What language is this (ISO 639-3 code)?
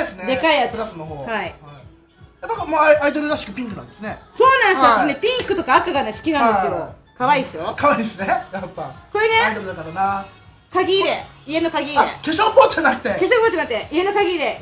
jpn